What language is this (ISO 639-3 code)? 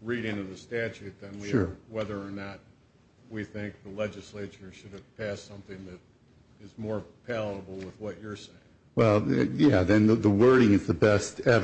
eng